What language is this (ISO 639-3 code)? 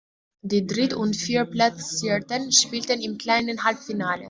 deu